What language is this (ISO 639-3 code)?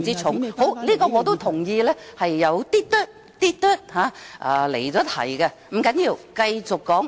yue